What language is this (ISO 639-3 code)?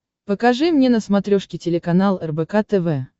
rus